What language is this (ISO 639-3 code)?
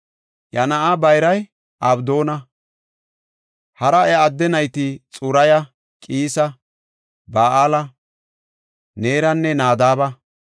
gof